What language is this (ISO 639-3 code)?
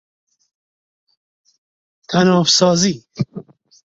fas